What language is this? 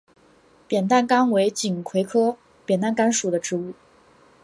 Chinese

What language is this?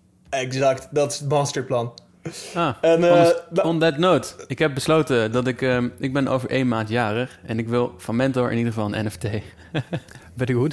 Dutch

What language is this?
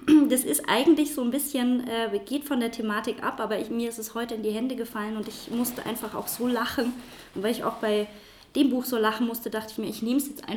German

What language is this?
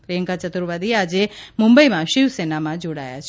Gujarati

